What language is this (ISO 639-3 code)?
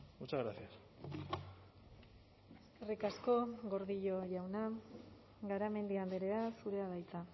eus